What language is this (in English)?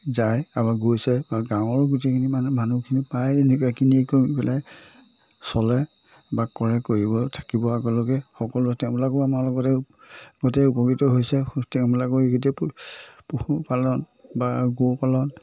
Assamese